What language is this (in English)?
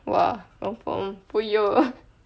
English